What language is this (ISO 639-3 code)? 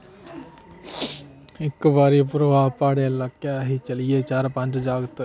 doi